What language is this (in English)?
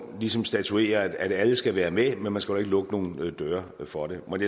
Danish